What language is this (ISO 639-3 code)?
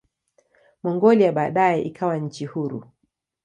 swa